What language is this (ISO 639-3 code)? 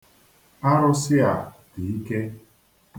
ibo